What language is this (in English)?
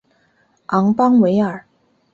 Chinese